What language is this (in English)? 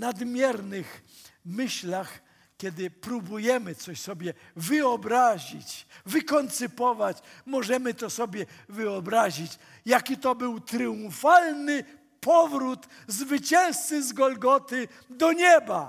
Polish